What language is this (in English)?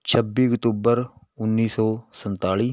Punjabi